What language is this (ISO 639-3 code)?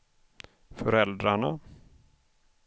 swe